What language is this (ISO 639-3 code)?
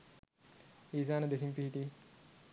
sin